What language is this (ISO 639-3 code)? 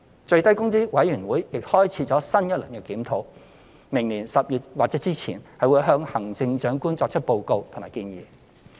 yue